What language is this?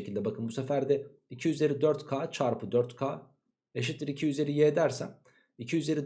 Turkish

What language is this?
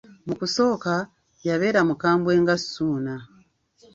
Ganda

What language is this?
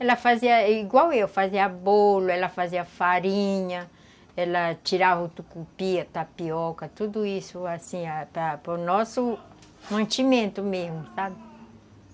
Portuguese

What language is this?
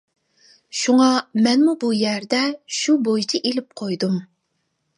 Uyghur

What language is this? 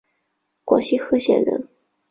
Chinese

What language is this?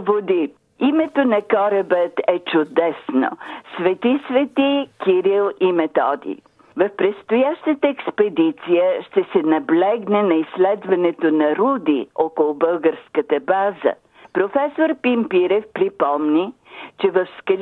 Bulgarian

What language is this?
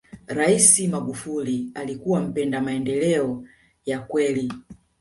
Swahili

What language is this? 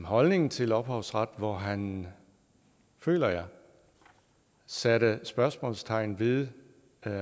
Danish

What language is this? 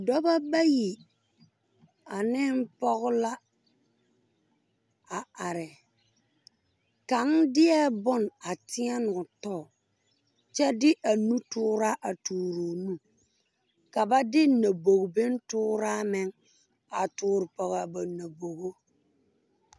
Southern Dagaare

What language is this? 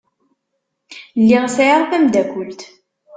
Kabyle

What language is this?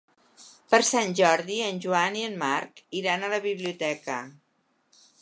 Catalan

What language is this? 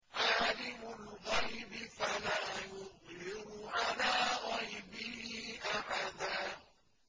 Arabic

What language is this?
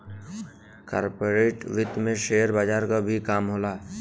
Bhojpuri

